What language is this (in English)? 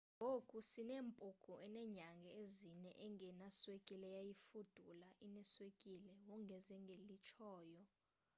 Xhosa